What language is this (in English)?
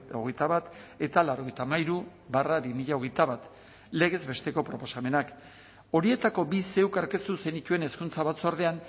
Basque